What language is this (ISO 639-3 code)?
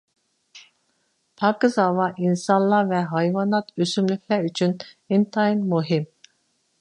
uig